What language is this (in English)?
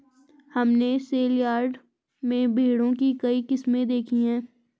Hindi